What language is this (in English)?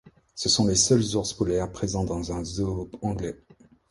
French